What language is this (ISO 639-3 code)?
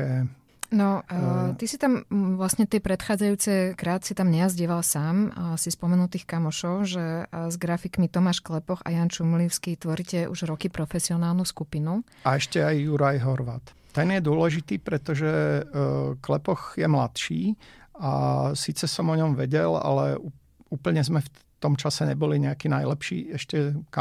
slk